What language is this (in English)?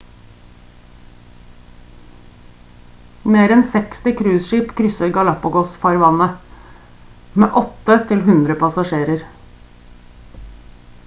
Norwegian Bokmål